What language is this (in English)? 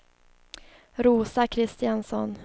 Swedish